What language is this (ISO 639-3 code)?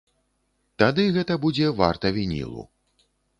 bel